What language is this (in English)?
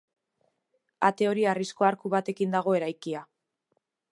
Basque